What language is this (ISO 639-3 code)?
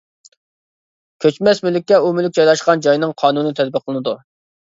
uig